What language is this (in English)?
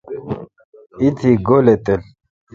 Kalkoti